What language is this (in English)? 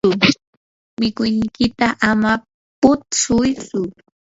Yanahuanca Pasco Quechua